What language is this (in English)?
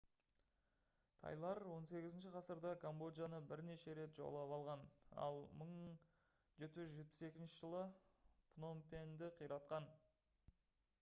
Kazakh